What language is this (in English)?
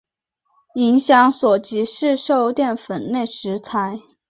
Chinese